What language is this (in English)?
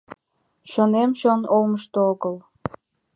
Mari